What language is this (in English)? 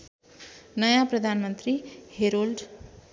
Nepali